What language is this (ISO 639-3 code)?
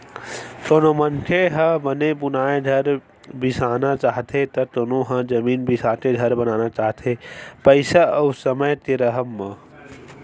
hne